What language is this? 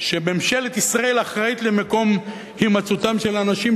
Hebrew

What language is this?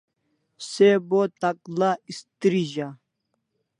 Kalasha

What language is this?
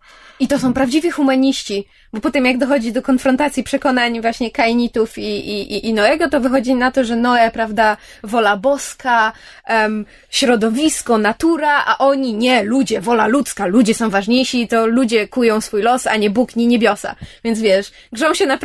Polish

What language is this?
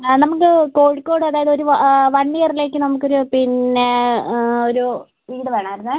Malayalam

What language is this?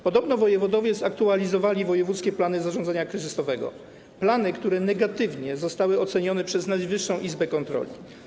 Polish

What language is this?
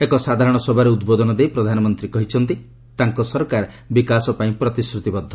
Odia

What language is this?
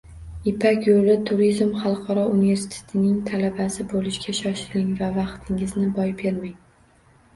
Uzbek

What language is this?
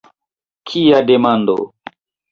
Esperanto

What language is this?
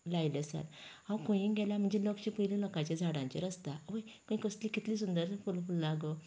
Konkani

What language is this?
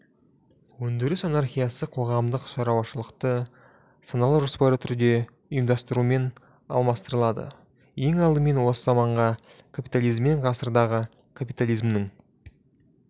Kazakh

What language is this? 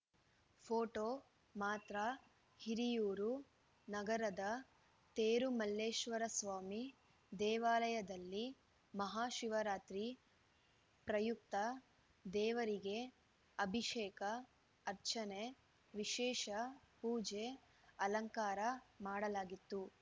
Kannada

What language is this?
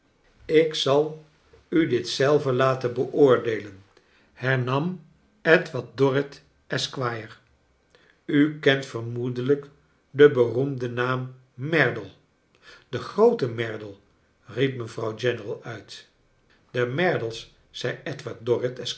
Dutch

